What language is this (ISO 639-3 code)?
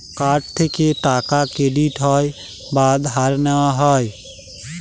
ben